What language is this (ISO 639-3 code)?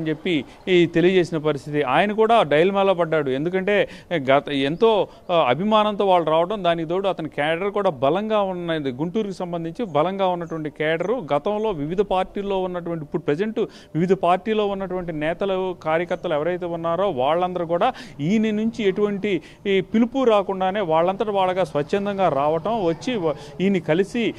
tel